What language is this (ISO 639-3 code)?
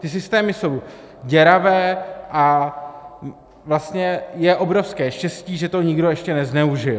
ces